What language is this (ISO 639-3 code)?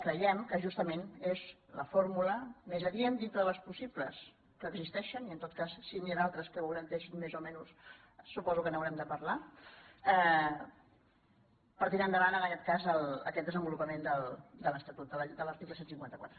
cat